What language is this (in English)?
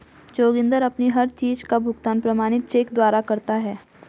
Hindi